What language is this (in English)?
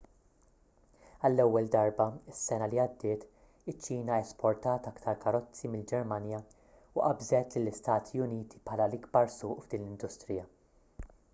Maltese